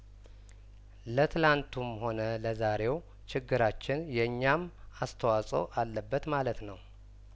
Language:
Amharic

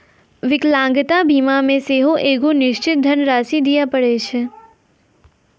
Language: Maithili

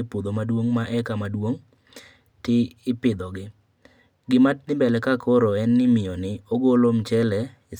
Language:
Luo (Kenya and Tanzania)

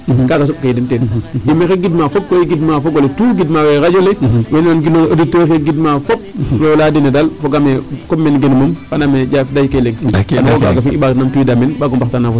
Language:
Serer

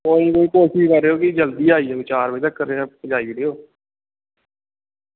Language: Dogri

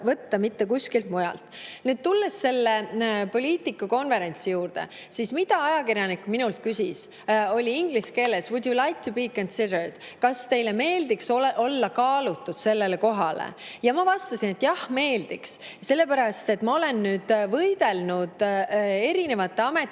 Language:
Estonian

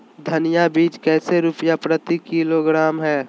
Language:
Magahi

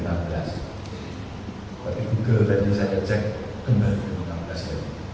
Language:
Indonesian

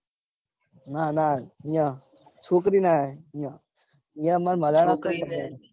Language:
Gujarati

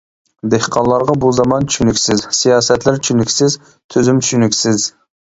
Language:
Uyghur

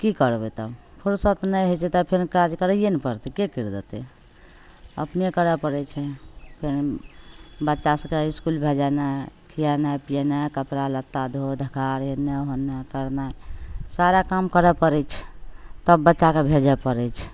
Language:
Maithili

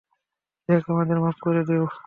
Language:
Bangla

